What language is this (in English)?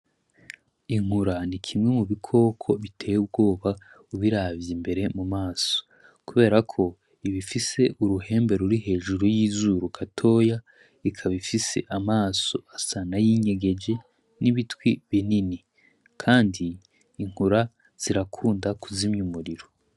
Rundi